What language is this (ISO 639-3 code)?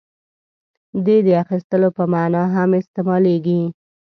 pus